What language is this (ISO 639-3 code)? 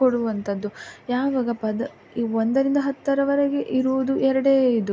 kan